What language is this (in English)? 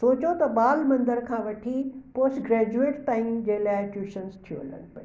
Sindhi